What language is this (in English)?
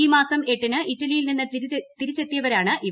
Malayalam